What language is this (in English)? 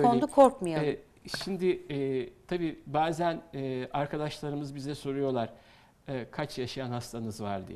Turkish